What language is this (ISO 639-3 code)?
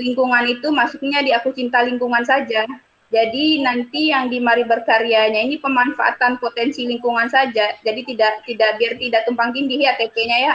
ind